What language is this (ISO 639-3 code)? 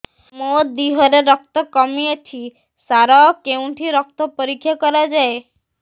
ori